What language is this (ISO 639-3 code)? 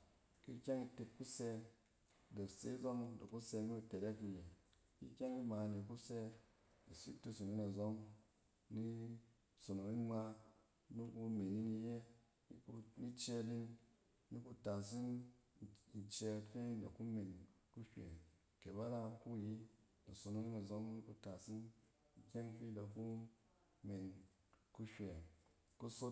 cen